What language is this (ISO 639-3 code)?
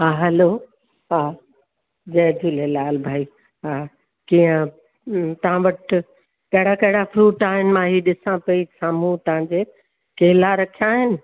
snd